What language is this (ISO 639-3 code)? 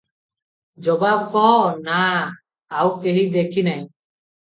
ori